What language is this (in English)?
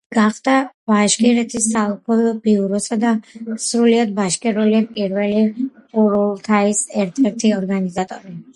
Georgian